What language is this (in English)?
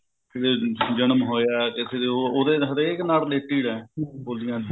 Punjabi